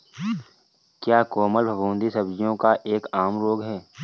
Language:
Hindi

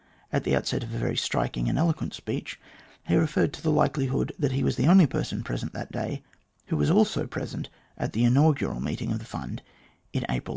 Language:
English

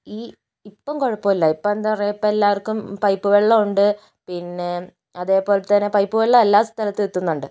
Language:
Malayalam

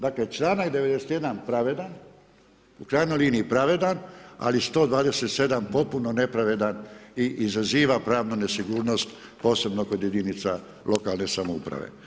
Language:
Croatian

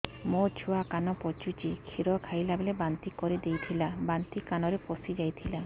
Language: Odia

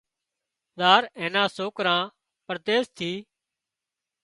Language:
Wadiyara Koli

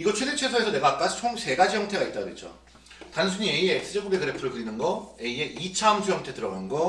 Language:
Korean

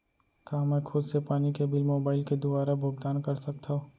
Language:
Chhattisgarhi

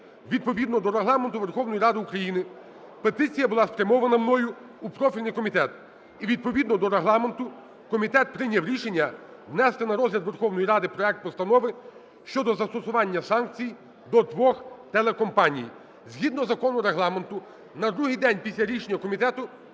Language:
Ukrainian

